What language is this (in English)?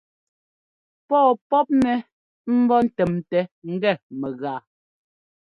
Ngomba